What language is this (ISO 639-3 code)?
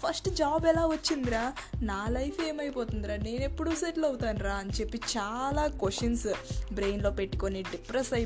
tel